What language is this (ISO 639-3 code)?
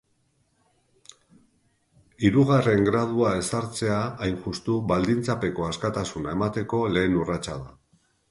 eus